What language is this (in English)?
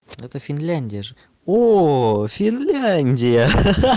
Russian